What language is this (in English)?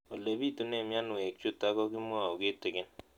Kalenjin